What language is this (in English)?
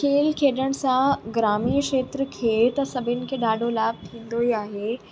Sindhi